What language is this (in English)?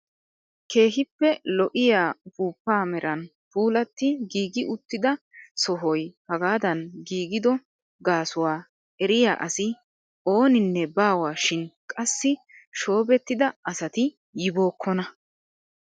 Wolaytta